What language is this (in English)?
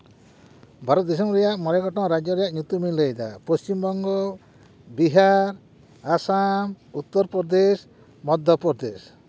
Santali